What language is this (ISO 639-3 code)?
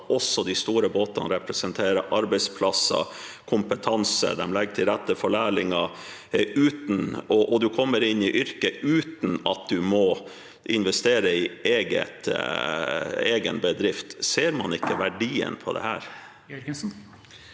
nor